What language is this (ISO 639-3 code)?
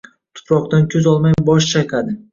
uzb